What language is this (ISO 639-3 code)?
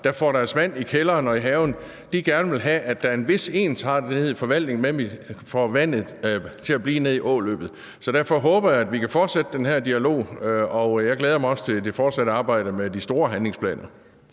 dan